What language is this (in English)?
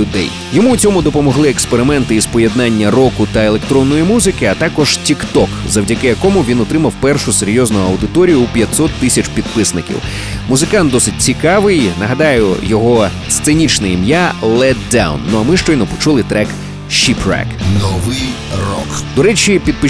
Ukrainian